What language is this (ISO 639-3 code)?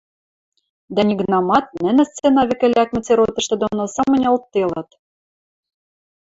mrj